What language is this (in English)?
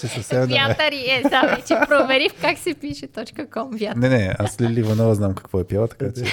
Bulgarian